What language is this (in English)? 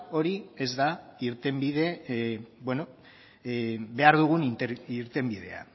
Basque